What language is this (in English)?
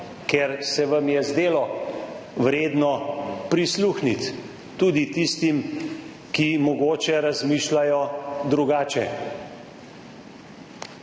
Slovenian